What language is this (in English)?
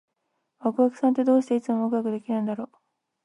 Japanese